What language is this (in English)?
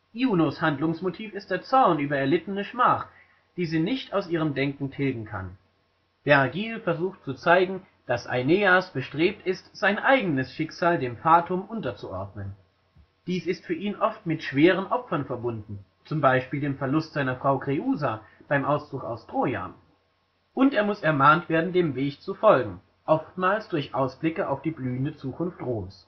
German